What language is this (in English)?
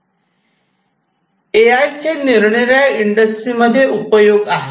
Marathi